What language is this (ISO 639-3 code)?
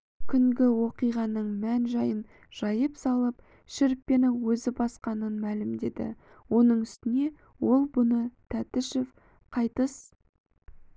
kaz